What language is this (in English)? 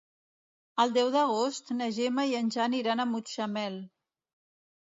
Catalan